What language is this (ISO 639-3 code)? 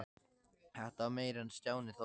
isl